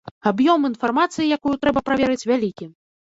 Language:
Belarusian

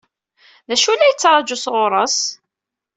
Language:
Kabyle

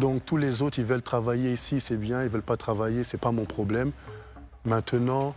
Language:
French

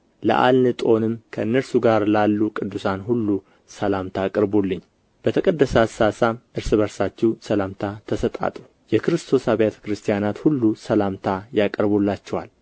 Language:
Amharic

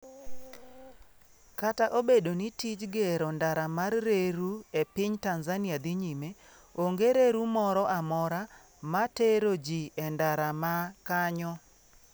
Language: Luo (Kenya and Tanzania)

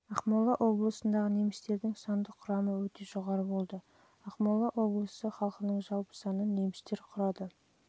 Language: Kazakh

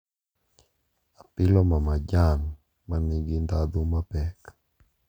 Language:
Luo (Kenya and Tanzania)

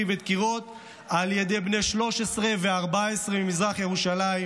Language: Hebrew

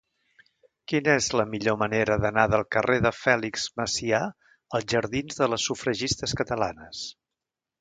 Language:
Catalan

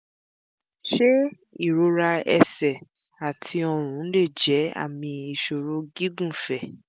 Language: Yoruba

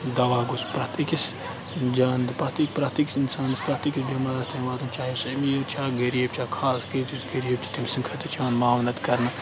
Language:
Kashmiri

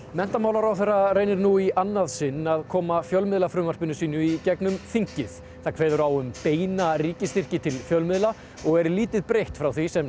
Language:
Icelandic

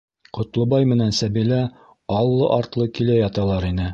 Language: Bashkir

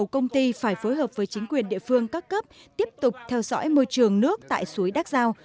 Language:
Vietnamese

